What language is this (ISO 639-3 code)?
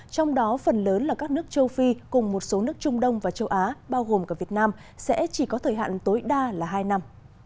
vie